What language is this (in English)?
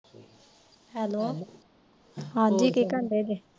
Punjabi